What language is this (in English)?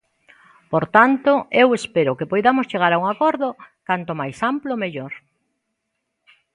Galician